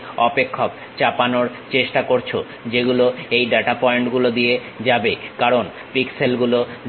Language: Bangla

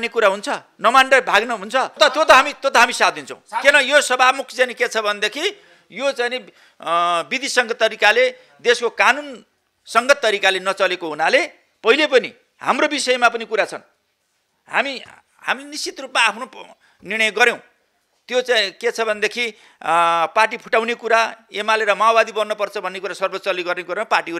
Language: Romanian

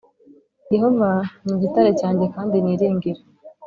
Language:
Kinyarwanda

